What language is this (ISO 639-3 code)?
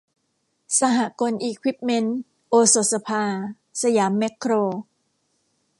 tha